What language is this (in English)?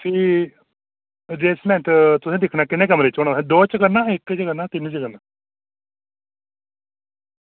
Dogri